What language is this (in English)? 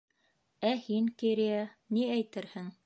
Bashkir